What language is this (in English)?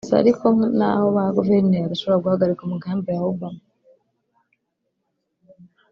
Kinyarwanda